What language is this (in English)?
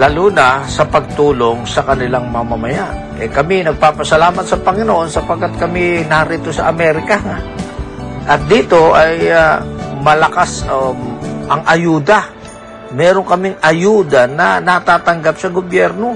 Filipino